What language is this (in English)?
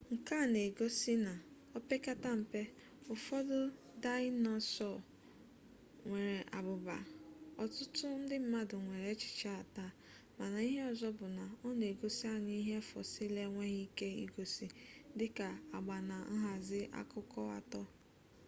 Igbo